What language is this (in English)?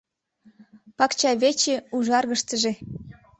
Mari